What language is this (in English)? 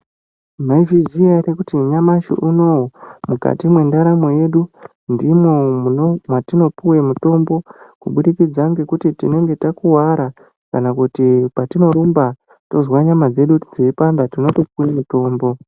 Ndau